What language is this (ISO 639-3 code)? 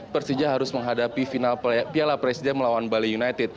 ind